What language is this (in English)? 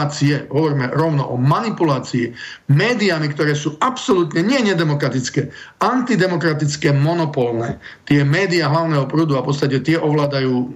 Slovak